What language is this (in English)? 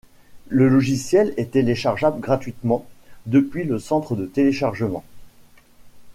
French